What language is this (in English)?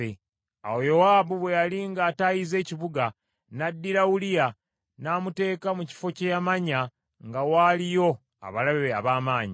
Ganda